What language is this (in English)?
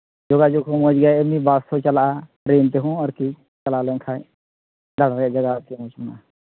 Santali